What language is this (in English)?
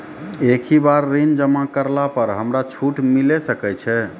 Maithili